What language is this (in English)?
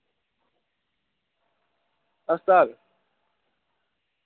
Dogri